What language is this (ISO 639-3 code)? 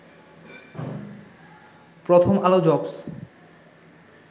ben